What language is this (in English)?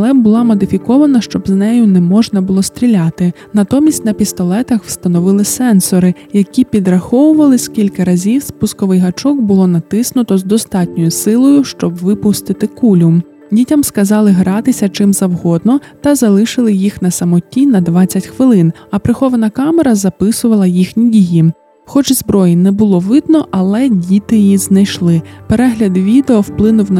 Ukrainian